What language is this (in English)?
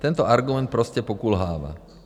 Czech